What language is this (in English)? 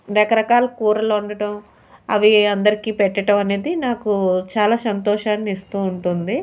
Telugu